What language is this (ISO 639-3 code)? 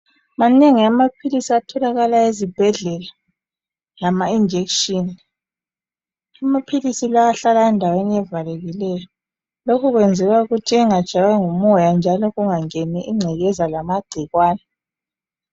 nde